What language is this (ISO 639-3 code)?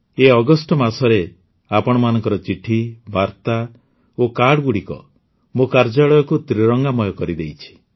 ori